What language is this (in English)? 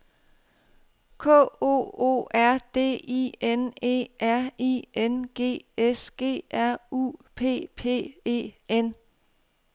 Danish